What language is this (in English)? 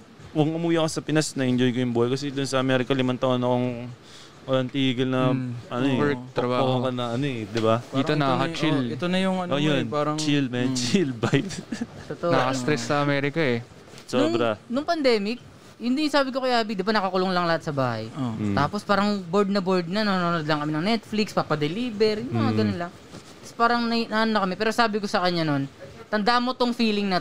Filipino